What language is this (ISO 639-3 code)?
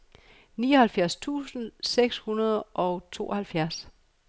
dan